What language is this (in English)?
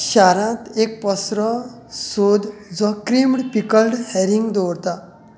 Konkani